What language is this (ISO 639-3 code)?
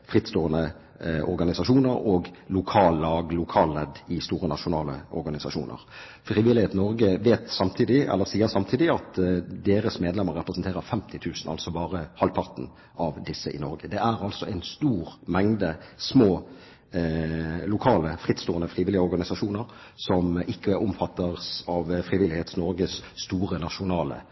nob